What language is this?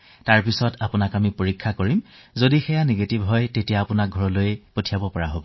Assamese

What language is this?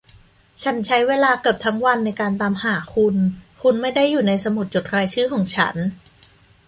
Thai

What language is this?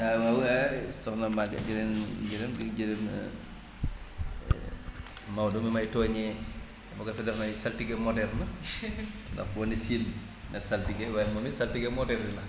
Wolof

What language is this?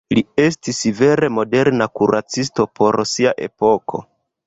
Esperanto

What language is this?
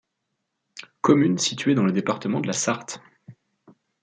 French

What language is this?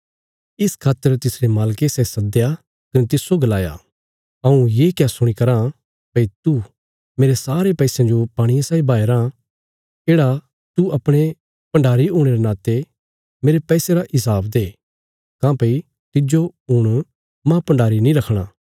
Bilaspuri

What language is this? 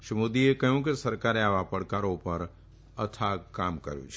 Gujarati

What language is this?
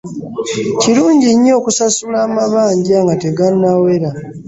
Ganda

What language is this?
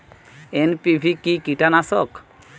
Bangla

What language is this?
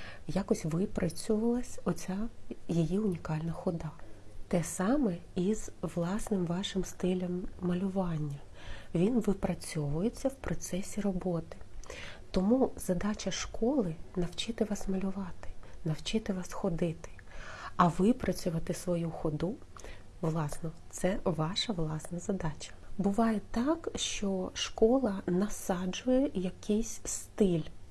Ukrainian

